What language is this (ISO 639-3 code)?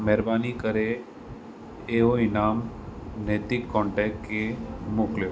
snd